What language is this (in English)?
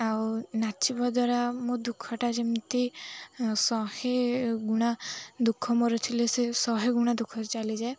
Odia